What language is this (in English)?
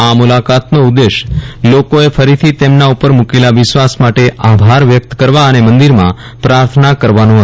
Gujarati